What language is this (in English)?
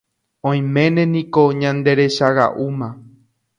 Guarani